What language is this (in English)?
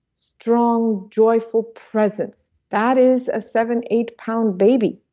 English